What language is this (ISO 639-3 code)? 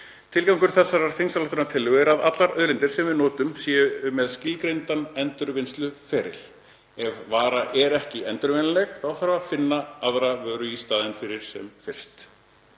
isl